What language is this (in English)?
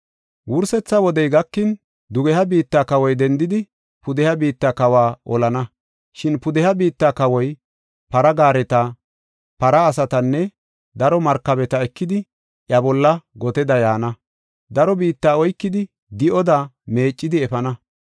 Gofa